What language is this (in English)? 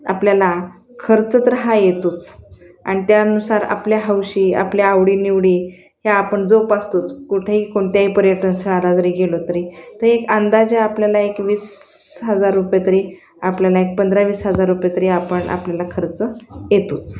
Marathi